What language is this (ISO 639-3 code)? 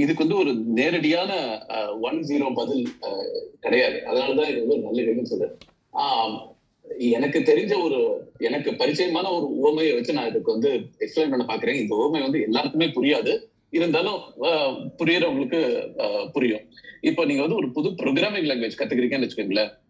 tam